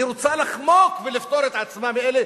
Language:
Hebrew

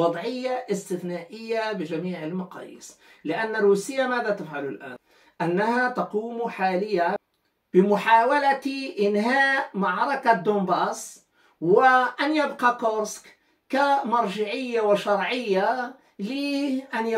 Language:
Arabic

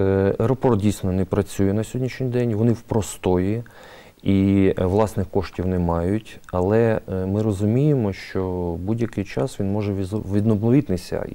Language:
Ukrainian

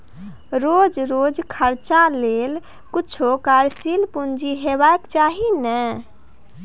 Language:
Maithili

